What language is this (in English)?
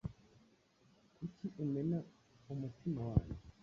Kinyarwanda